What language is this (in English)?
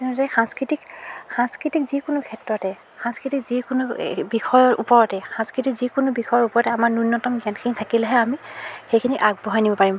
Assamese